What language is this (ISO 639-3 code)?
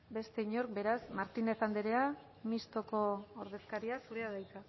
eus